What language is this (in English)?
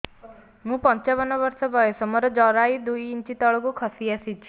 Odia